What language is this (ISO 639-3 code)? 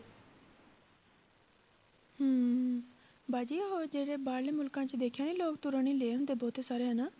pan